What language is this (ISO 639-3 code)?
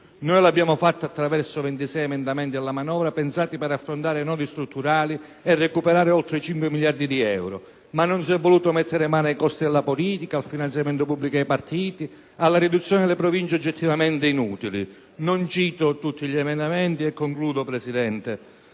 ita